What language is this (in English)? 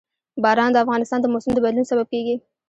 Pashto